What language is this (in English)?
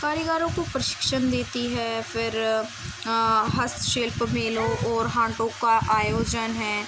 Urdu